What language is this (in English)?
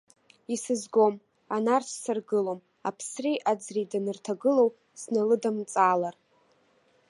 Abkhazian